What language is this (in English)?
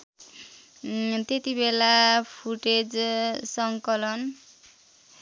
Nepali